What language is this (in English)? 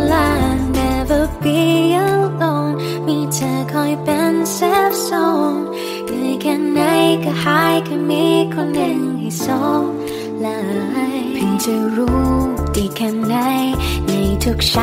Thai